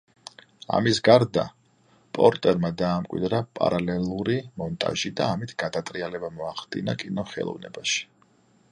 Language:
Georgian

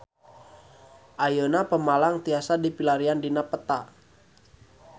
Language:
Sundanese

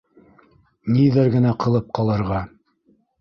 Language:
Bashkir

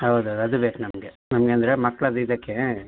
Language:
Kannada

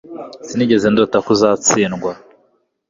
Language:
Kinyarwanda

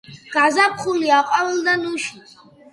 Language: Georgian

